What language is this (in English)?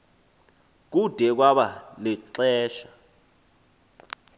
Xhosa